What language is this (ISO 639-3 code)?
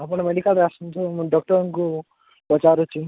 ori